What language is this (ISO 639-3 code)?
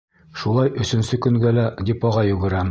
bak